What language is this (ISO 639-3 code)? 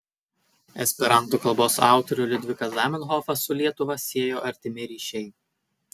lit